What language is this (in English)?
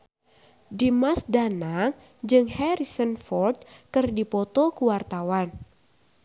Sundanese